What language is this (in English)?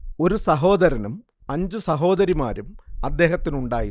Malayalam